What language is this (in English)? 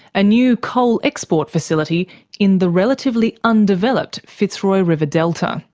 English